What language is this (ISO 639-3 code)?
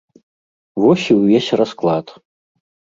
bel